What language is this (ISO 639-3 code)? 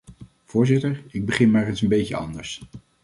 nld